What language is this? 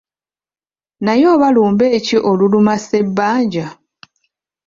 Ganda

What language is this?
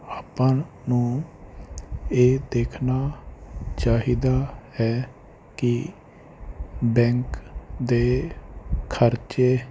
Punjabi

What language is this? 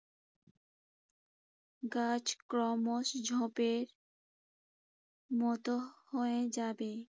Bangla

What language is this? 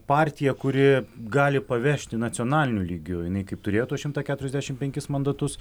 Lithuanian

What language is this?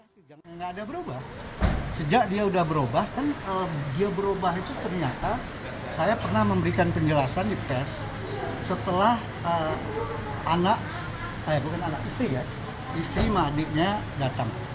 Indonesian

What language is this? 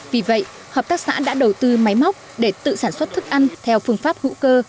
Vietnamese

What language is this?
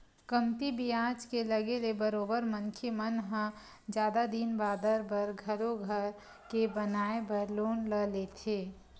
Chhattisgarhi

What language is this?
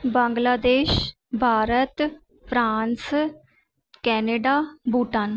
Sindhi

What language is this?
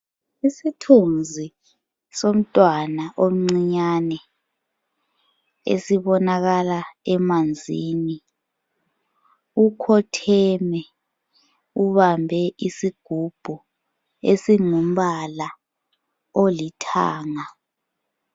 North Ndebele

